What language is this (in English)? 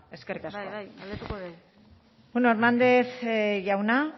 Basque